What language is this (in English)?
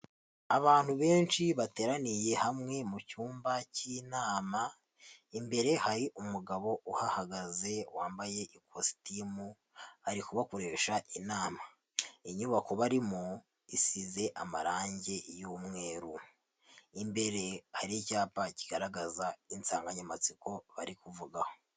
Kinyarwanda